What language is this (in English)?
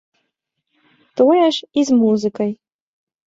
Belarusian